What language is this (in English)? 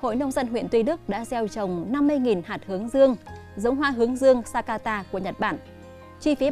Vietnamese